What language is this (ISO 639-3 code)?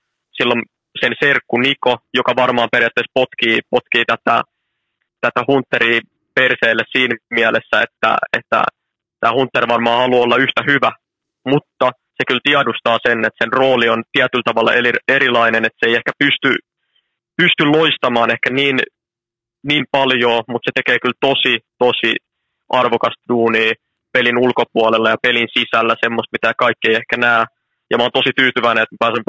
fin